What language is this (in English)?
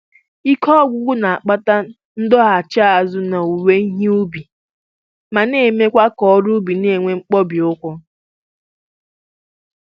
Igbo